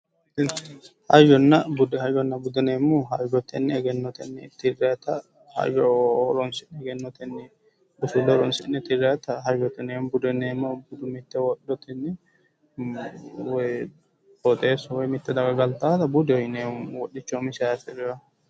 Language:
Sidamo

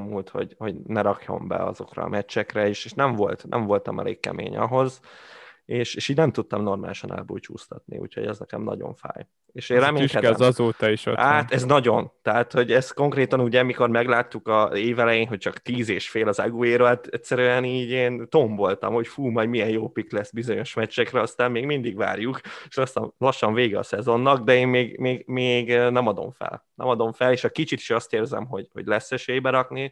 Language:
Hungarian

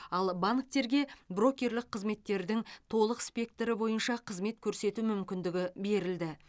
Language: Kazakh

